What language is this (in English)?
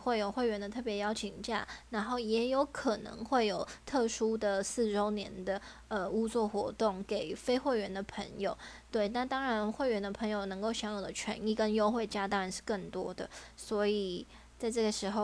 Chinese